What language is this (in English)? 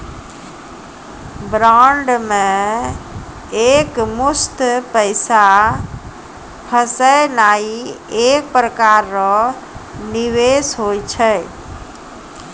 Maithili